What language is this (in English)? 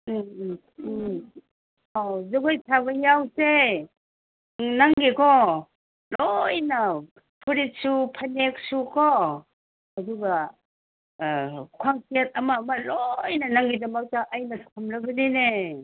Manipuri